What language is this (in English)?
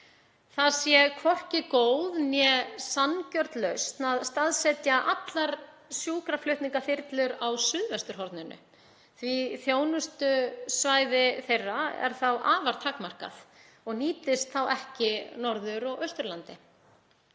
Icelandic